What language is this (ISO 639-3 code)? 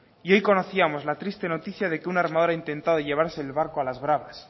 spa